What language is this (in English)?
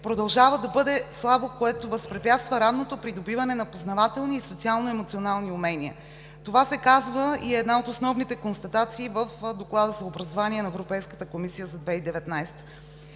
Bulgarian